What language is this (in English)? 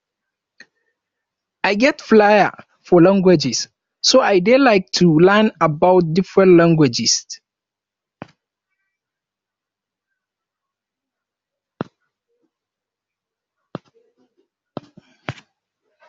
Nigerian Pidgin